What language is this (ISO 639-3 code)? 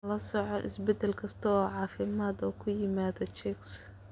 som